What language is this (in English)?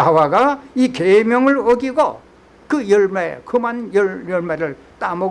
Korean